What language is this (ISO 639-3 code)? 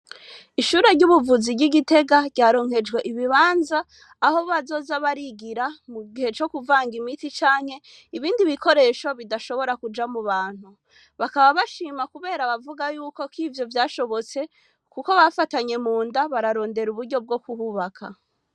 run